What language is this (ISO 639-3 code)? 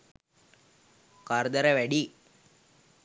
sin